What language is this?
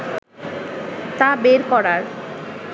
Bangla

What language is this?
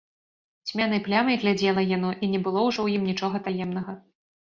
Belarusian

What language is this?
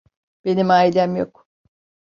Turkish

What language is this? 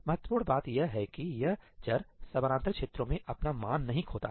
Hindi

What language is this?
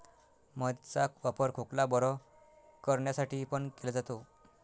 Marathi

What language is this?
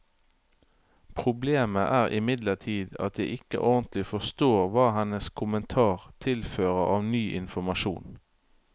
Norwegian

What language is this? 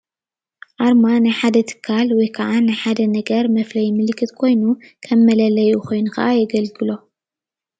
Tigrinya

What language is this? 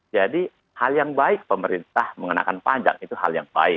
Indonesian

